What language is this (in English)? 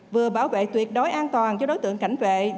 Vietnamese